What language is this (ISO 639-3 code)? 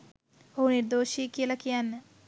sin